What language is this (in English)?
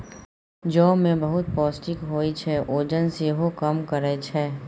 Maithili